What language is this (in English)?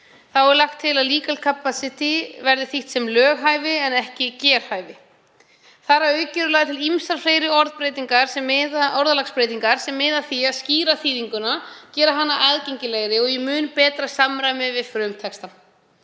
Icelandic